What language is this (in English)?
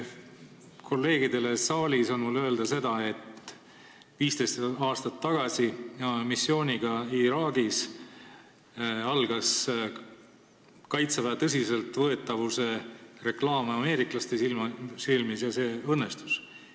Estonian